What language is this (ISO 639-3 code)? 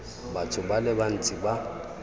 tsn